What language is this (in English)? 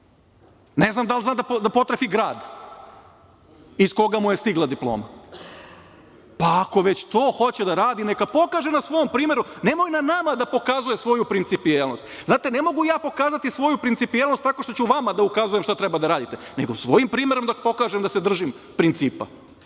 Serbian